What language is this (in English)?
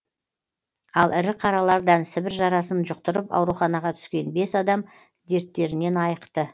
Kazakh